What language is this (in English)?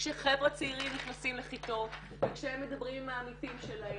Hebrew